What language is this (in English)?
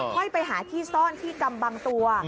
Thai